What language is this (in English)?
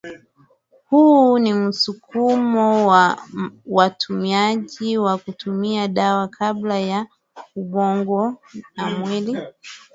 Swahili